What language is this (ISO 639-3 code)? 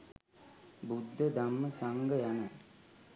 sin